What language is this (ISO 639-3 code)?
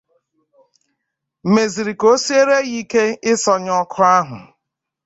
ibo